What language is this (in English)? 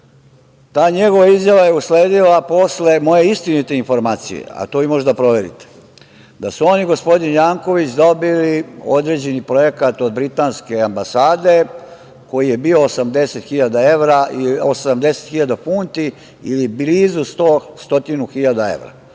Serbian